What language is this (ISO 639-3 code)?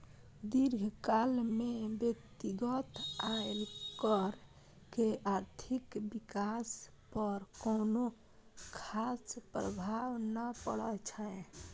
mai